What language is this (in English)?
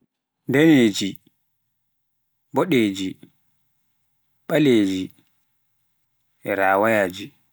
Pular